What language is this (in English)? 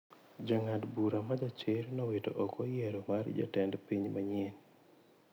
Luo (Kenya and Tanzania)